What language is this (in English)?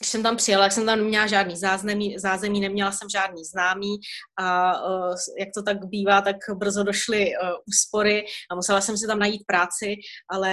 Czech